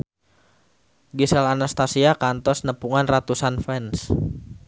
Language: Sundanese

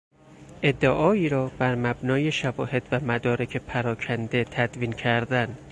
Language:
Persian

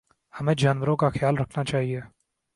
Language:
Urdu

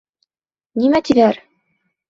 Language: Bashkir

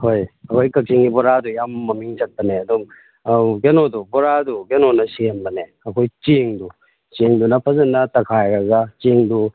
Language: Manipuri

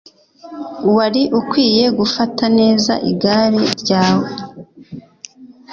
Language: Kinyarwanda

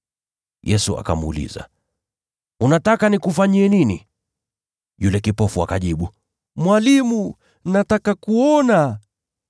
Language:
Swahili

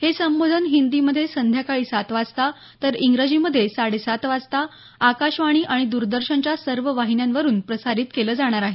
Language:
Marathi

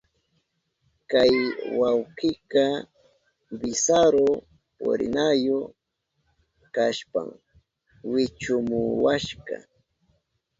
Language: Southern Pastaza Quechua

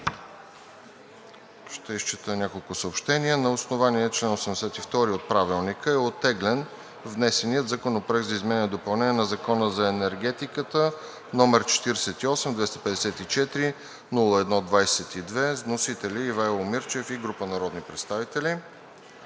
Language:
Bulgarian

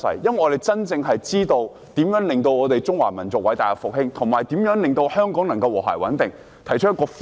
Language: Cantonese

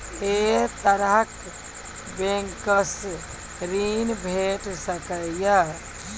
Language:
Maithili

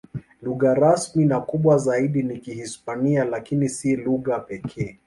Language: Swahili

